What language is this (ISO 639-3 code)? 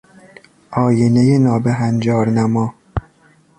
fas